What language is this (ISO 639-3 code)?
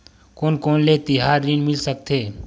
hne